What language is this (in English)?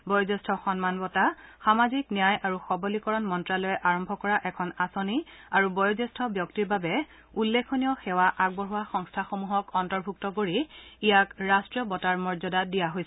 Assamese